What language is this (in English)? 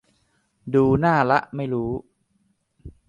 Thai